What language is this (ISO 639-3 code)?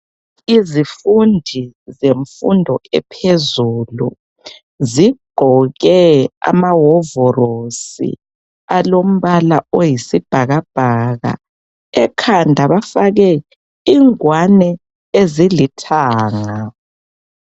nde